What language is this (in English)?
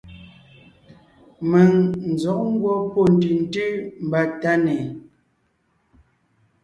Ngiemboon